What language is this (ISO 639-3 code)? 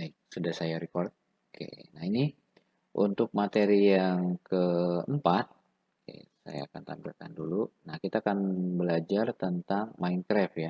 ind